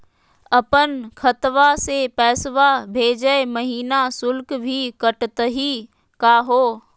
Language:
Magahi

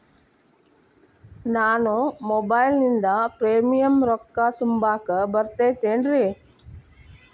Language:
Kannada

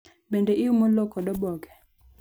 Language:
Luo (Kenya and Tanzania)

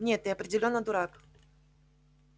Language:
Russian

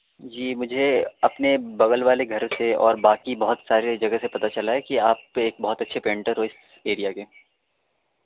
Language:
Urdu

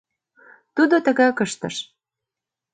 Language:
Mari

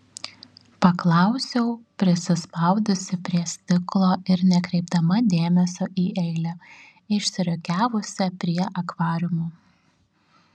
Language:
Lithuanian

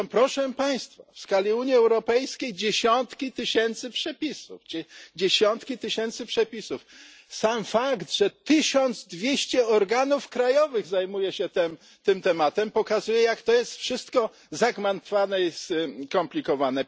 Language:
Polish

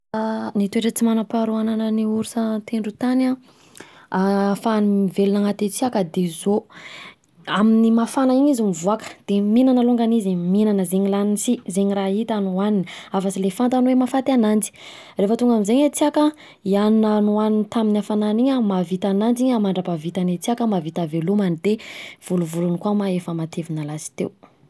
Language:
Southern Betsimisaraka Malagasy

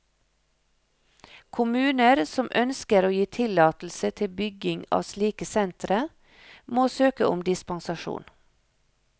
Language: Norwegian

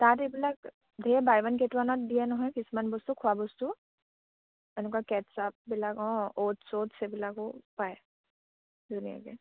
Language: Assamese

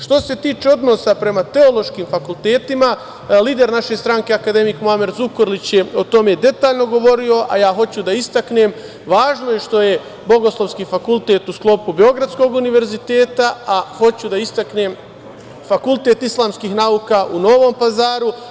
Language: Serbian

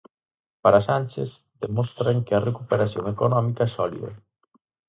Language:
Galician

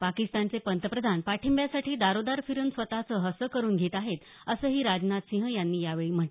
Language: Marathi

